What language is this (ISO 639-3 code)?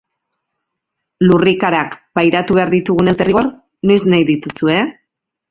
eus